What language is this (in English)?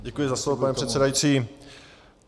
Czech